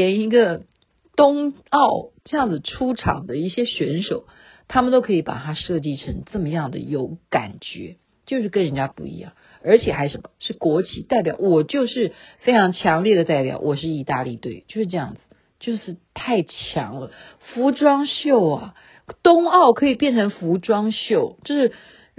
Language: Chinese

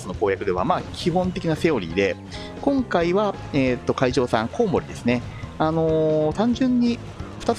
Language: Japanese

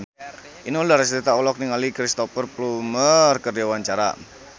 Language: Sundanese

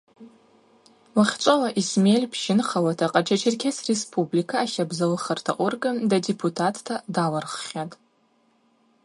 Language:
Abaza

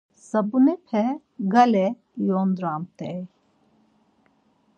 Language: Laz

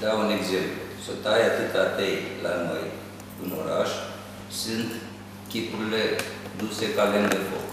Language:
Romanian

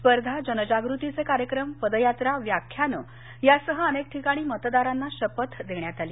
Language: Marathi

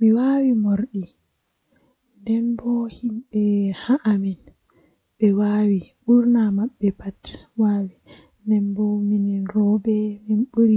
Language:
Western Niger Fulfulde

